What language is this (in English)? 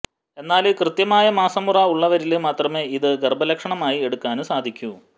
Malayalam